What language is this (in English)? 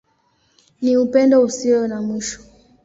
Swahili